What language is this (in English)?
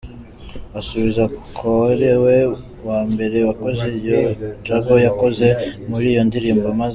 Kinyarwanda